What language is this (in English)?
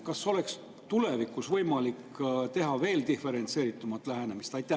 Estonian